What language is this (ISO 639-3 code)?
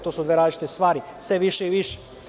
srp